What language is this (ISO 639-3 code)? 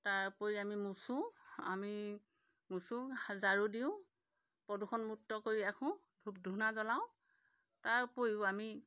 asm